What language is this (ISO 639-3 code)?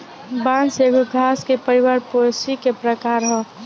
bho